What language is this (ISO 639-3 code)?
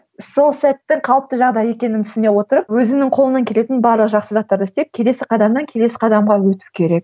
kaz